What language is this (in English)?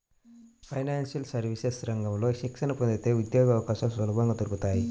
Telugu